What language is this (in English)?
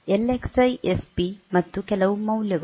Kannada